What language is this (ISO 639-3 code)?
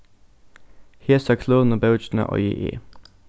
fao